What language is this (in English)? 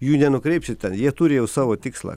Lithuanian